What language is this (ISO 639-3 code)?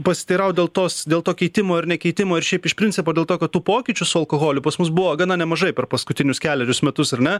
lit